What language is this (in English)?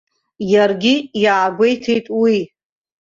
Abkhazian